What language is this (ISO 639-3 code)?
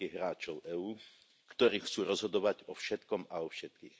slk